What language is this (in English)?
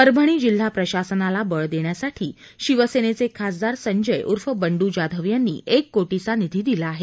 Marathi